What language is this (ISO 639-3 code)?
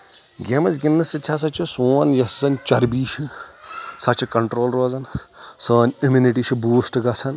kas